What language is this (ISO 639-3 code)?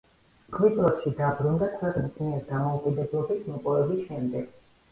kat